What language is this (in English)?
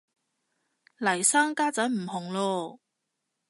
Cantonese